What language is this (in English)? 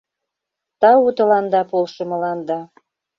Mari